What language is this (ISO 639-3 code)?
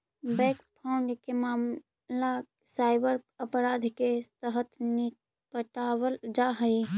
mag